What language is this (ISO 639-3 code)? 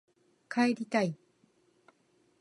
jpn